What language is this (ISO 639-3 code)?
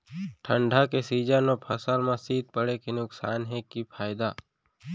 hne